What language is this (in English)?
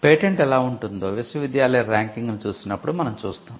Telugu